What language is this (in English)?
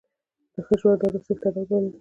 Pashto